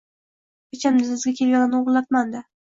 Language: Uzbek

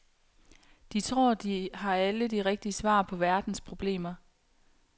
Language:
Danish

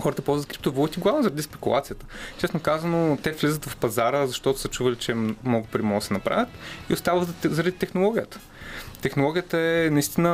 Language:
Bulgarian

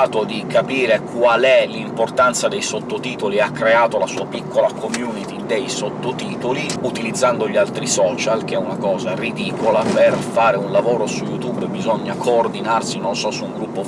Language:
Italian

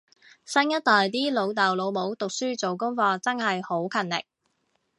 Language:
Cantonese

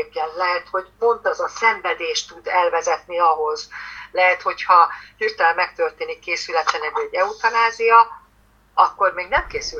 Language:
Hungarian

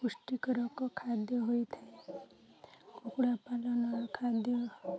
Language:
Odia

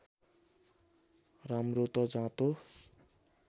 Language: Nepali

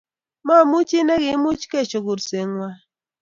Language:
Kalenjin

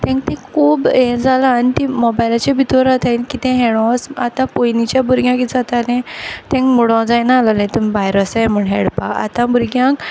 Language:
Konkani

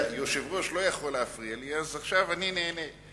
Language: Hebrew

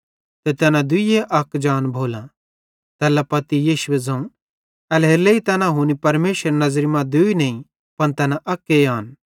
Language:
Bhadrawahi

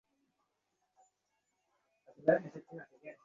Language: Bangla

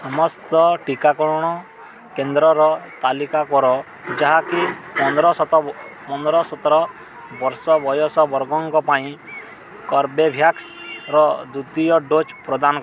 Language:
Odia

